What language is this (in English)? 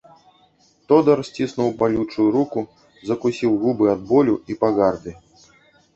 Belarusian